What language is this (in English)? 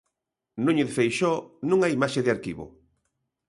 Galician